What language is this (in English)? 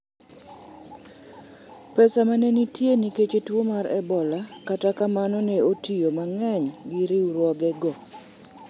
Luo (Kenya and Tanzania)